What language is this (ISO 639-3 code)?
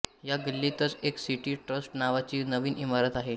mar